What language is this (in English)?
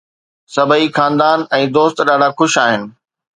Sindhi